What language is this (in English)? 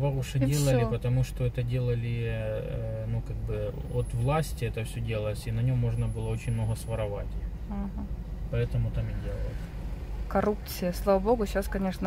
Russian